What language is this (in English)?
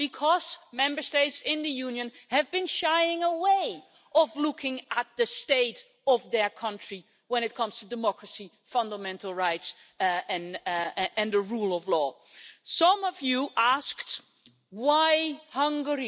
English